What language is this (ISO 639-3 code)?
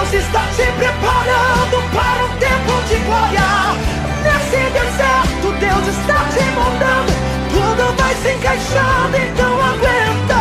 por